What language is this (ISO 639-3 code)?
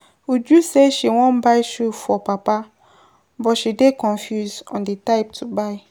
pcm